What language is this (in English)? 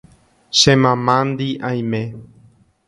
Guarani